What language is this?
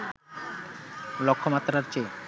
Bangla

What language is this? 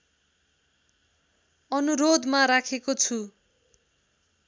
Nepali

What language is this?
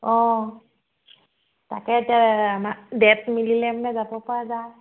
Assamese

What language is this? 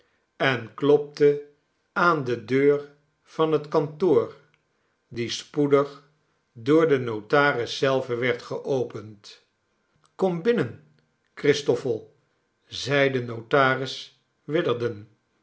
Dutch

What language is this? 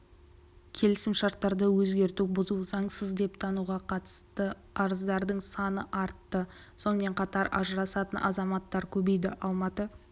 Kazakh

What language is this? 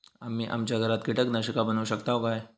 Marathi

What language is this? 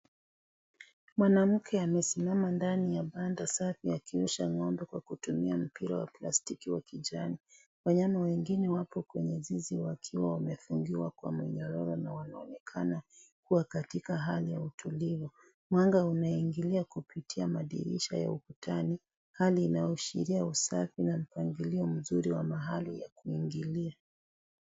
Swahili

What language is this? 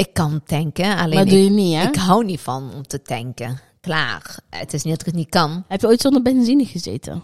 Dutch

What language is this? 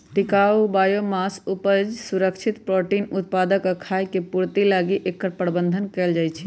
Magahi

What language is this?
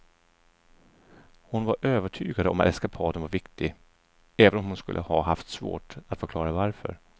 Swedish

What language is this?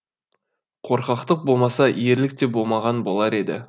Kazakh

